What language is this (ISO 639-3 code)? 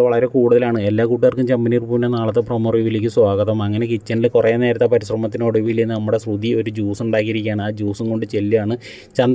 mal